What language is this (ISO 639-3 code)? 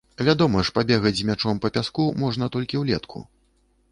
bel